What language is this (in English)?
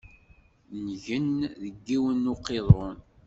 Kabyle